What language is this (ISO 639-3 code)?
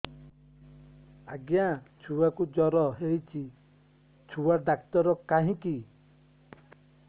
ori